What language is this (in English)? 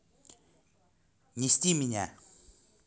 Russian